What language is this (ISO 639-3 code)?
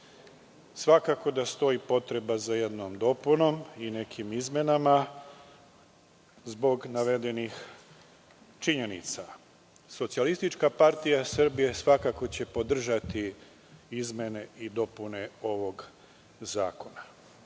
srp